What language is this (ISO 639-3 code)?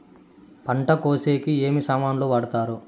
tel